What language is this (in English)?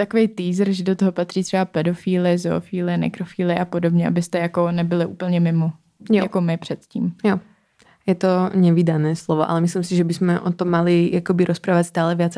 Czech